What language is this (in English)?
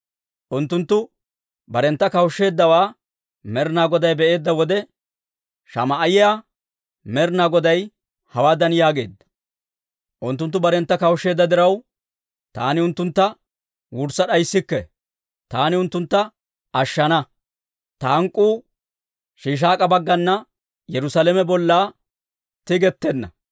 Dawro